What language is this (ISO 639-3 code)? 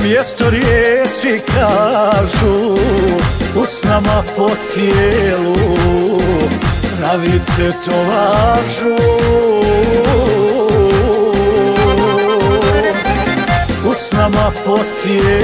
ara